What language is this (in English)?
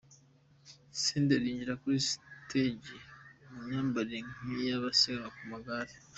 Kinyarwanda